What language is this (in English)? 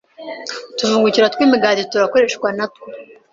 Kinyarwanda